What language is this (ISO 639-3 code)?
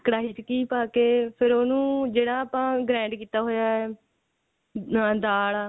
pan